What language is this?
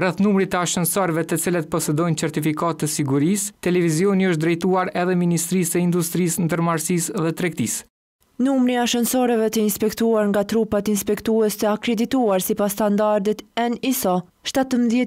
Romanian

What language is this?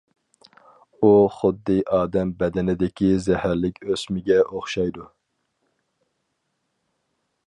Uyghur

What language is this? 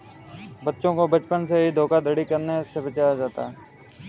Hindi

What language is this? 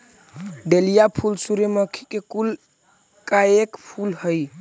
Magahi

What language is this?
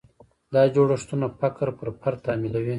Pashto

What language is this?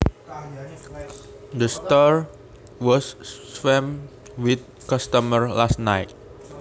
Javanese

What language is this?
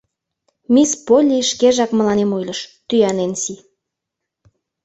Mari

